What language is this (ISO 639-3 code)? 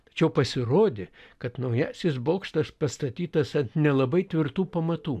lit